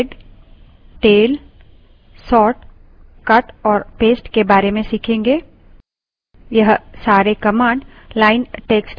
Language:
Hindi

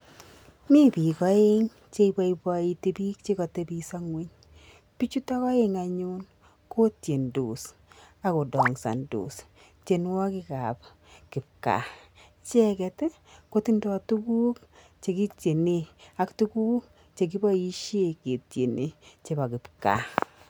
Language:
Kalenjin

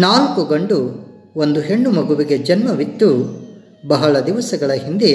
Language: Kannada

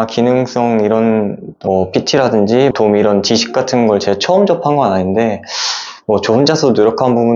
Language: Korean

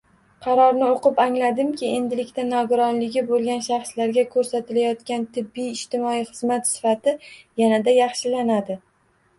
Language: Uzbek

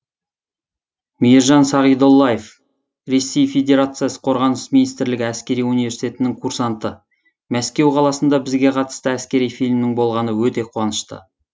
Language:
Kazakh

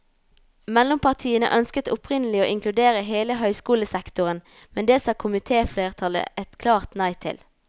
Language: Norwegian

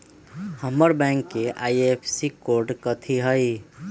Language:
Magahi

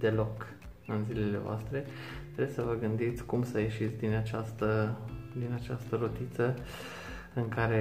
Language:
Romanian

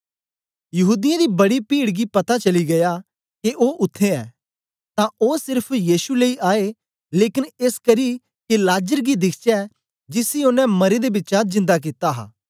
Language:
Dogri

